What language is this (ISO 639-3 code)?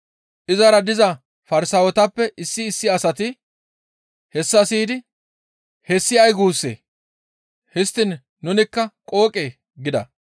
gmv